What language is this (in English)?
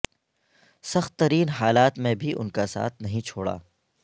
Urdu